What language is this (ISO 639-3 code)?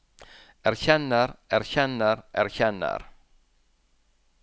nor